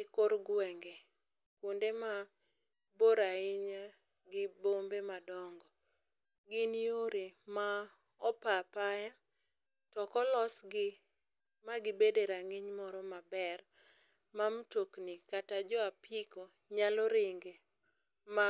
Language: Luo (Kenya and Tanzania)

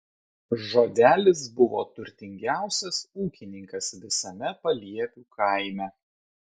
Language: Lithuanian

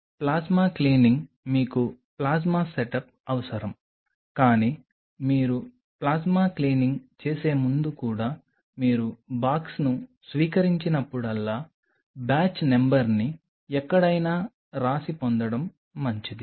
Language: Telugu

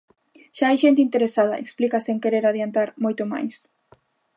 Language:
Galician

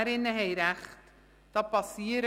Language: Swiss German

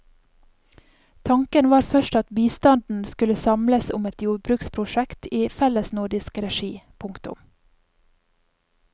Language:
Norwegian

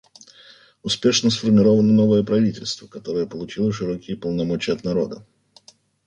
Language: Russian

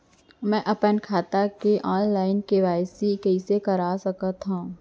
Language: Chhattisgarhi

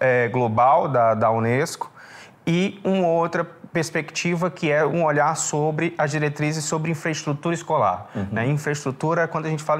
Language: Portuguese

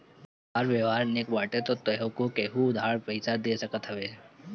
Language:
Bhojpuri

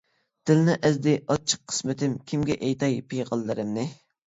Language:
Uyghur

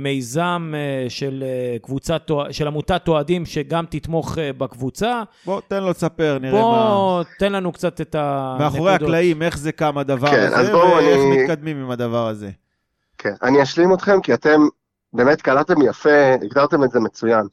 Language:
Hebrew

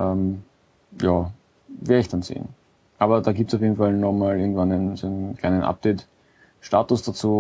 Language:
German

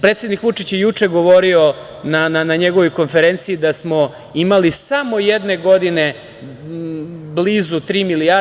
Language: Serbian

